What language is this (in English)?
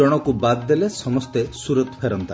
Odia